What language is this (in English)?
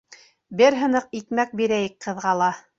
Bashkir